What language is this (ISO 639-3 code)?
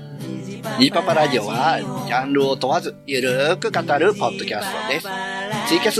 jpn